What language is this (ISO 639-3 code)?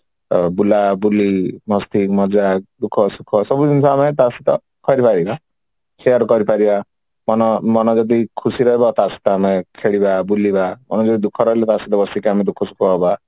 ori